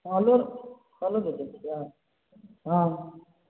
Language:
Maithili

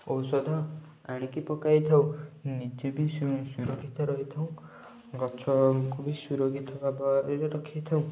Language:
Odia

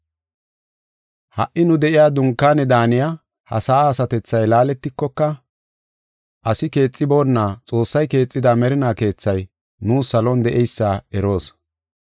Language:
Gofa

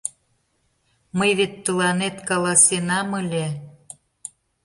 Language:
Mari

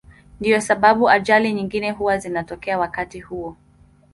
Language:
Swahili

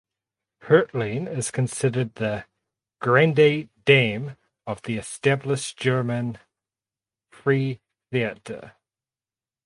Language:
English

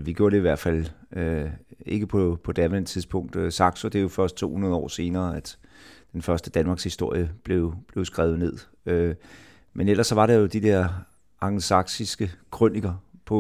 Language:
Danish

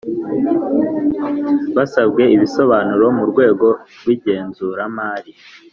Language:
Kinyarwanda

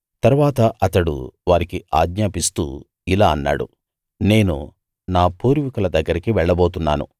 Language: Telugu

